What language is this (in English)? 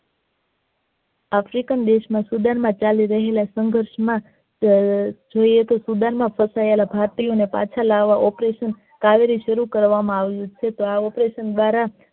Gujarati